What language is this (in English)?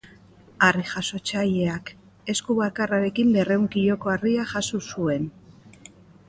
Basque